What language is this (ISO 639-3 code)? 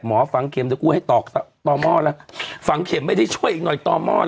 tha